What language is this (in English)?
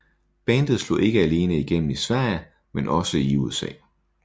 Danish